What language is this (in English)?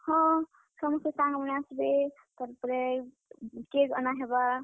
Odia